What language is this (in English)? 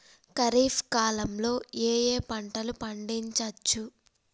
Telugu